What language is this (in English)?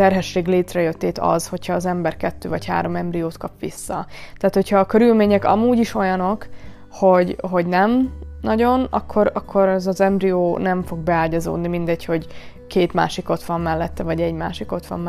Hungarian